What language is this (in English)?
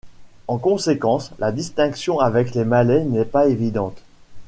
French